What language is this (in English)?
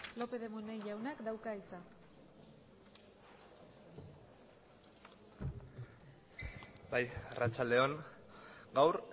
Basque